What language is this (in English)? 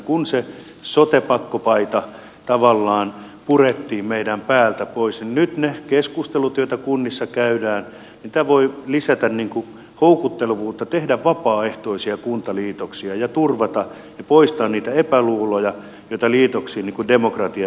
Finnish